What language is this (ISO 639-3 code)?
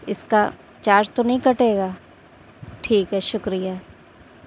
urd